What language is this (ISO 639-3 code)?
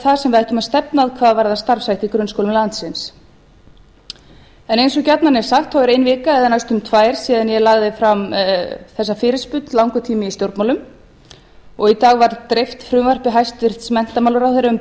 isl